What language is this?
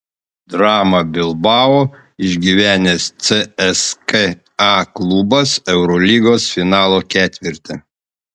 Lithuanian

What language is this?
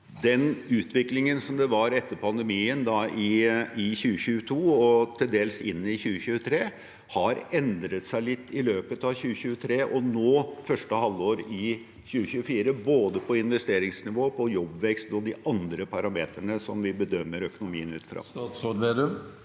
Norwegian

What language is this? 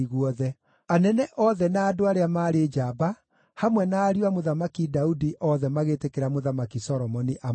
Kikuyu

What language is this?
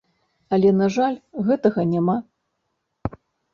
Belarusian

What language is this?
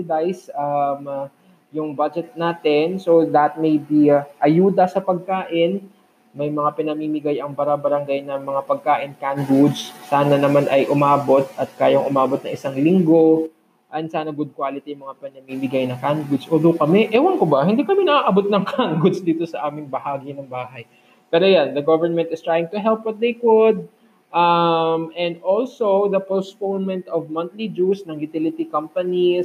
Filipino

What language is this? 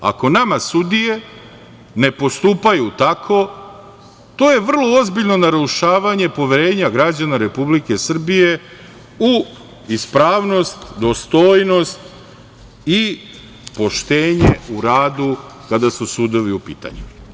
Serbian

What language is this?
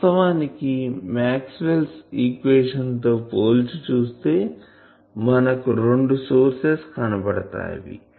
Telugu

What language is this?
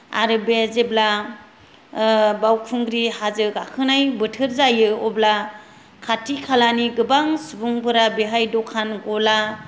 Bodo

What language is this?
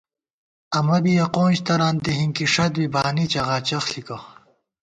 Gawar-Bati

